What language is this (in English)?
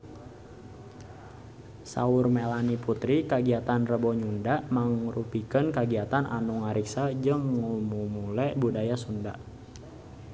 Sundanese